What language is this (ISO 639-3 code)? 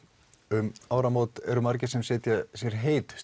isl